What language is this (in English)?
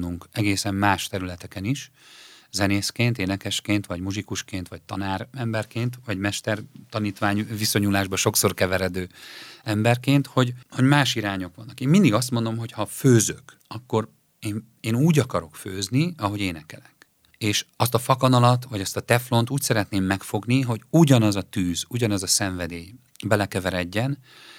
Hungarian